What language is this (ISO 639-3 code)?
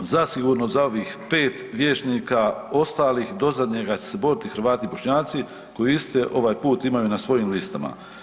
hrv